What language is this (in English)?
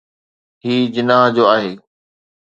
Sindhi